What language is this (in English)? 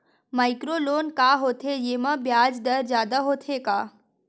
Chhattisgarhi